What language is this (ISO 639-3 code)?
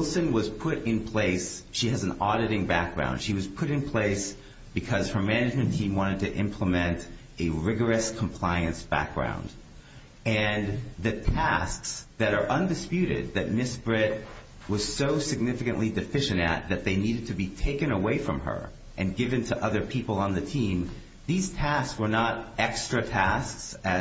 eng